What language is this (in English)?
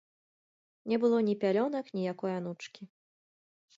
Belarusian